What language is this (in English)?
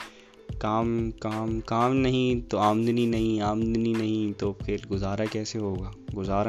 Urdu